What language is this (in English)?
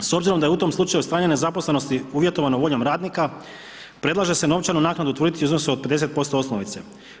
Croatian